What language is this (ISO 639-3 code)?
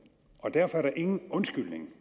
dan